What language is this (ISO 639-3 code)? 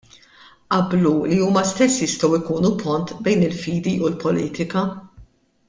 mlt